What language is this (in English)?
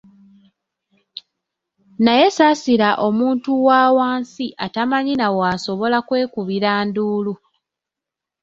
Ganda